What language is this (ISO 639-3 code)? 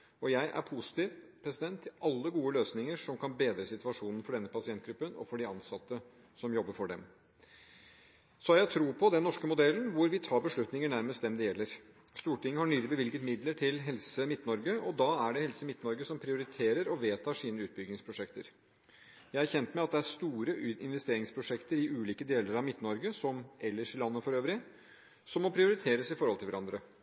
nob